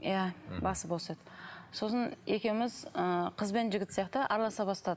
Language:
Kazakh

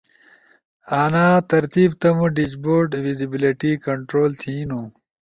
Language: Ushojo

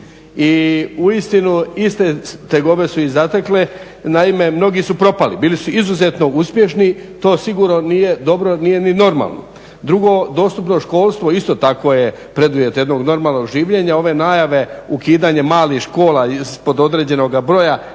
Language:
Croatian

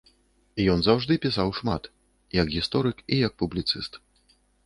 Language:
Belarusian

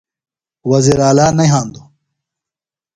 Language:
Phalura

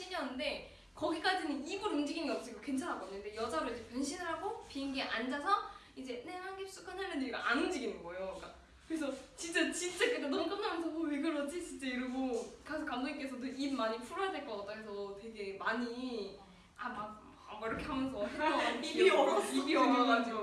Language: Korean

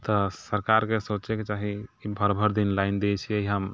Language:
Maithili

